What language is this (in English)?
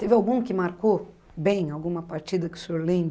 Portuguese